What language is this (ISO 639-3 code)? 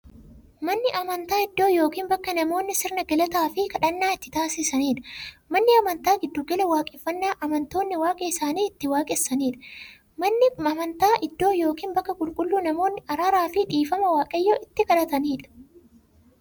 orm